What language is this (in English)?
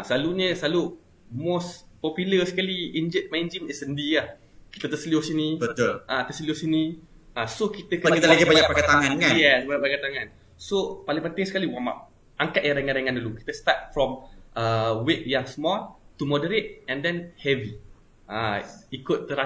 Malay